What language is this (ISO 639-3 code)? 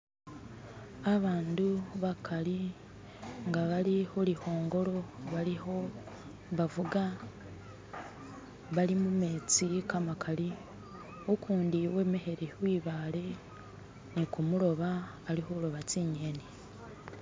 myx